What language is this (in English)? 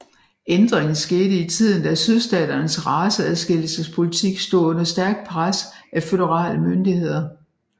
Danish